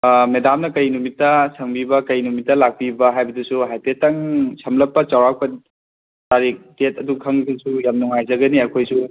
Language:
Manipuri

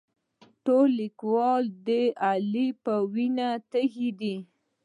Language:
Pashto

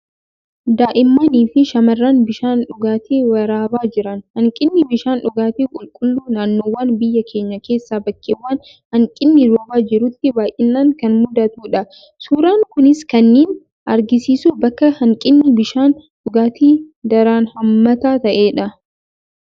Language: Oromo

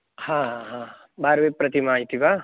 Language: Sanskrit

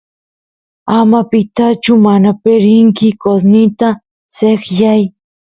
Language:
Santiago del Estero Quichua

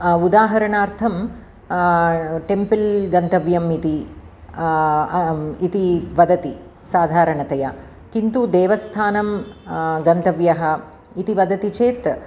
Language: Sanskrit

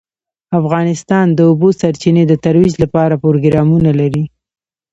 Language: Pashto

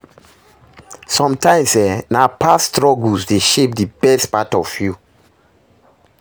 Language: Nigerian Pidgin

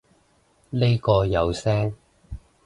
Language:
Cantonese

